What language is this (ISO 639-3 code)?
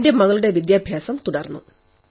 mal